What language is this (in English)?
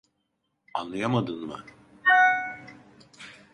Turkish